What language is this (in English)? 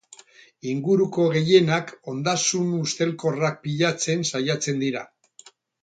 Basque